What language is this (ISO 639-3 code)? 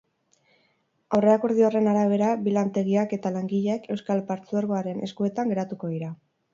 eus